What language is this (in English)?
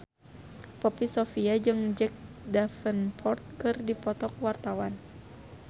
Sundanese